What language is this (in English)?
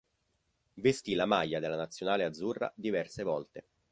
Italian